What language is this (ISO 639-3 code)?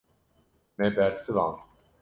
kur